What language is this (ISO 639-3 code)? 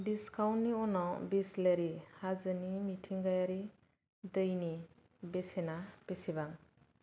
brx